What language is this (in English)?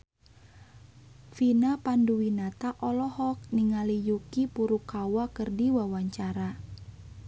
Sundanese